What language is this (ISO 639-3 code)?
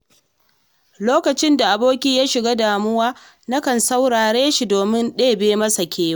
hau